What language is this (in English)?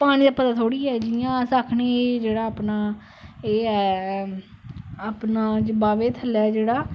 Dogri